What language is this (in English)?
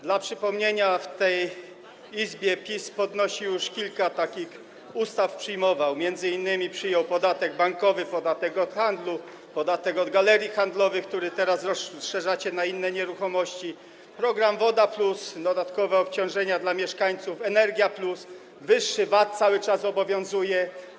Polish